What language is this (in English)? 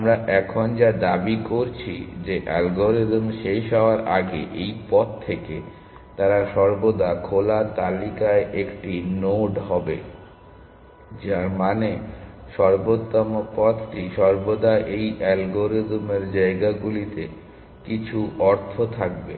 Bangla